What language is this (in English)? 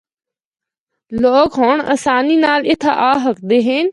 Northern Hindko